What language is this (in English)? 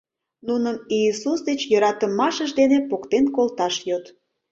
Mari